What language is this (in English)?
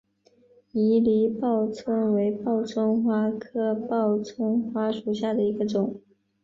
Chinese